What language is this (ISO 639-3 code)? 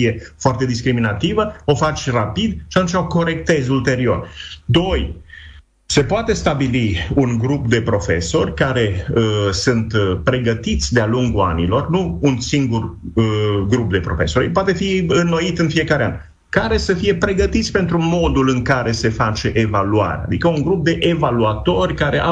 ron